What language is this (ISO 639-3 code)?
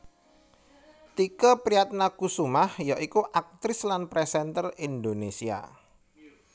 jav